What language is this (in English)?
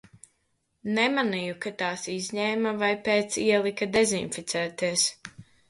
Latvian